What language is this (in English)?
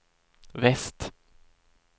Swedish